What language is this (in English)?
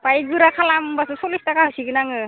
Bodo